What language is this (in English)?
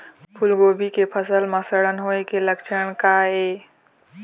Chhattisgarhi